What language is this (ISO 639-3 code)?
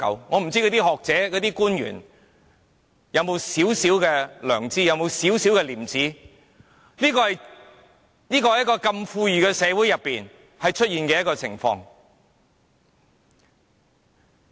yue